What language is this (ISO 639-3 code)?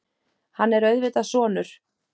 isl